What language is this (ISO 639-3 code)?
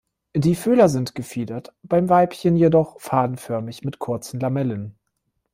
deu